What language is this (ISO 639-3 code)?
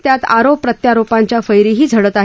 mar